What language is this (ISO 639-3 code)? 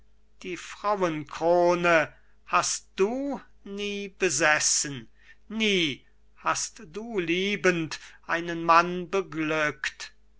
deu